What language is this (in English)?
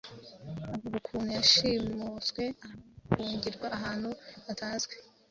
Kinyarwanda